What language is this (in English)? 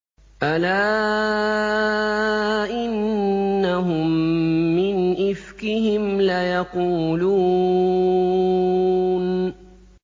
Arabic